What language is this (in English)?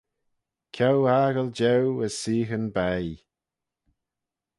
Manx